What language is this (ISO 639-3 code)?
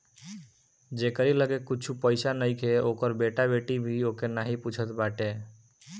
bho